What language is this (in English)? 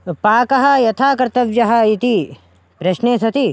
Sanskrit